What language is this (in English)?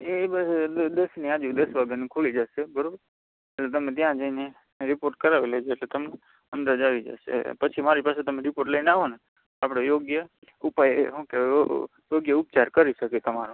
Gujarati